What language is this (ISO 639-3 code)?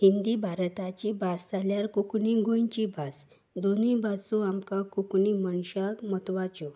kok